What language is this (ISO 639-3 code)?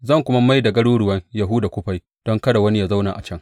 hau